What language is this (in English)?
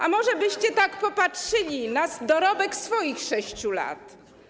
Polish